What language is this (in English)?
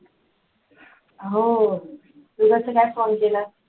Marathi